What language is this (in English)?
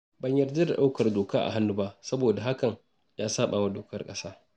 Hausa